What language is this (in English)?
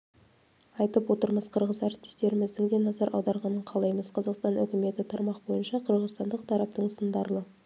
Kazakh